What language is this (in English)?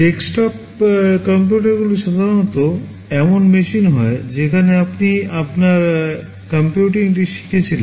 Bangla